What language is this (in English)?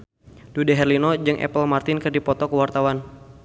Sundanese